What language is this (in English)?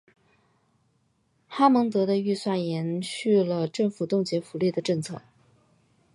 Chinese